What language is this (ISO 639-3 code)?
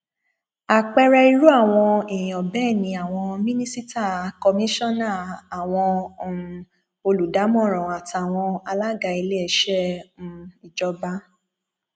yor